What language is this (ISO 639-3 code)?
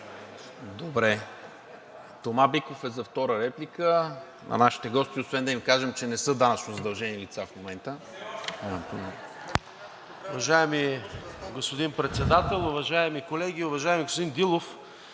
bul